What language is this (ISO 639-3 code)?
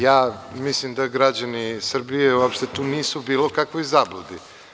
srp